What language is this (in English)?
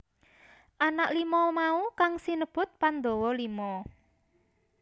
Javanese